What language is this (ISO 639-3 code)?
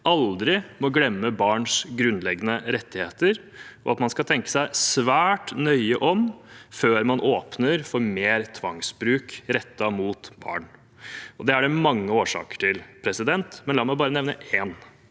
nor